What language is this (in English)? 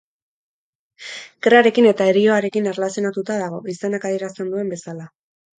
Basque